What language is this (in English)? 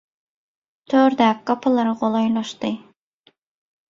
Turkmen